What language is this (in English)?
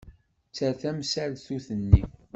Kabyle